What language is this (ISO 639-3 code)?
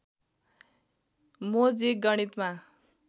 nep